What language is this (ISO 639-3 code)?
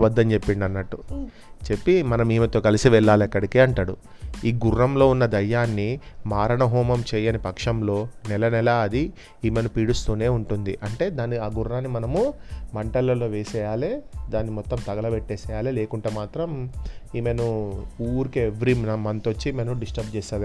tel